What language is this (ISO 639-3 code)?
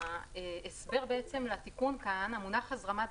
heb